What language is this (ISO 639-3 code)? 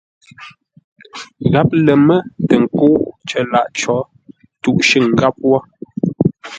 nla